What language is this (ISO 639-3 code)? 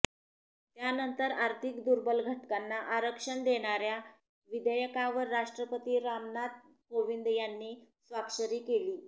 mar